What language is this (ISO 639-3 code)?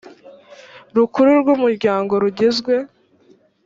kin